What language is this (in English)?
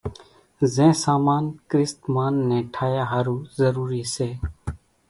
Kachi Koli